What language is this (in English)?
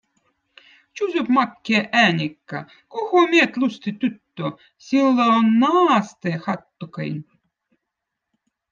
Votic